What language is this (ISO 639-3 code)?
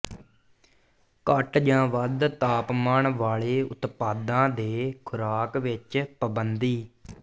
pan